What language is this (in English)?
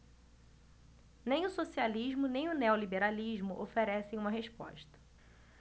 Portuguese